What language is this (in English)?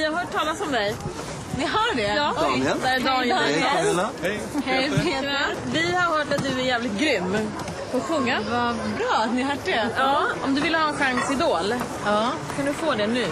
Swedish